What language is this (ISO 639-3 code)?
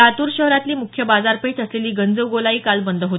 mar